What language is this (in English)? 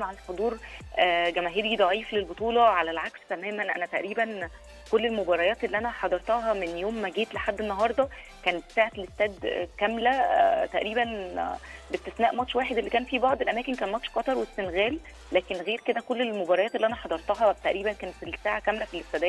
Arabic